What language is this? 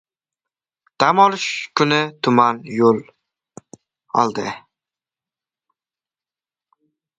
Uzbek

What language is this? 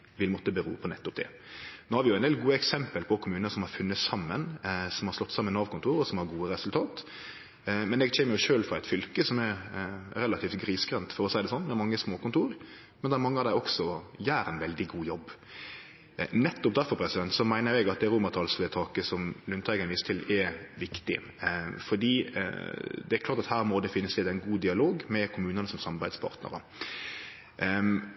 Norwegian Nynorsk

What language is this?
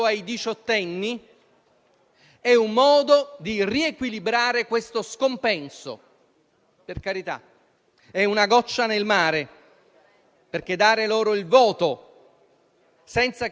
Italian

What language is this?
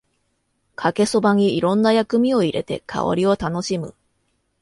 Japanese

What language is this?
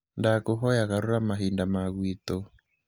Kikuyu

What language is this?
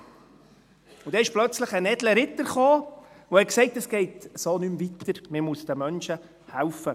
Swiss German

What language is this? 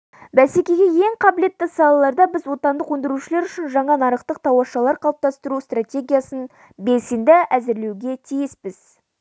Kazakh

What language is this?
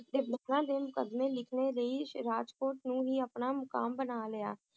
Punjabi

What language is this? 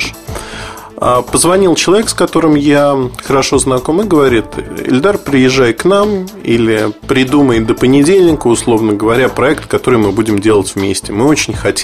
Russian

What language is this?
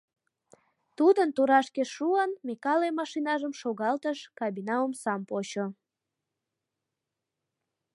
Mari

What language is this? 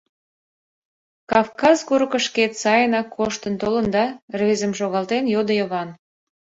Mari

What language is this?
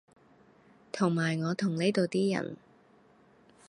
Cantonese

